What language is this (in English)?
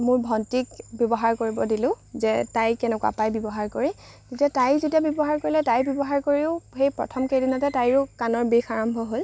Assamese